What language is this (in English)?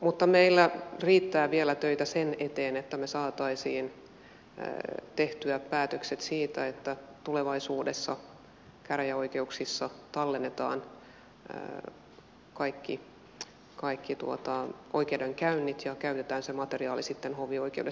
Finnish